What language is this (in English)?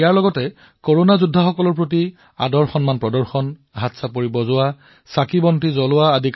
Assamese